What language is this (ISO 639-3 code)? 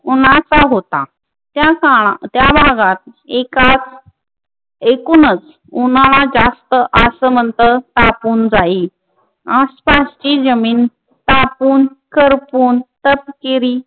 mar